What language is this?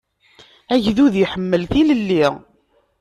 Kabyle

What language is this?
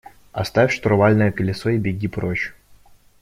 Russian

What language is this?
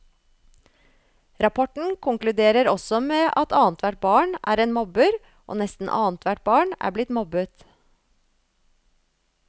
Norwegian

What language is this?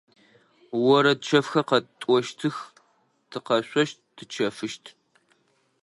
Adyghe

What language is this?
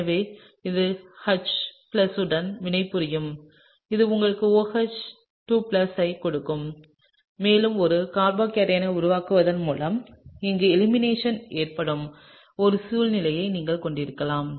Tamil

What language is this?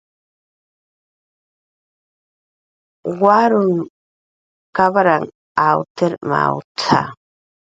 Jaqaru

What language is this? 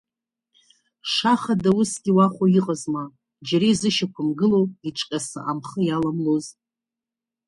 Abkhazian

